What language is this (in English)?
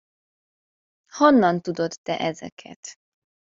Hungarian